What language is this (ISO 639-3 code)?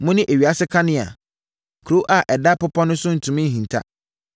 aka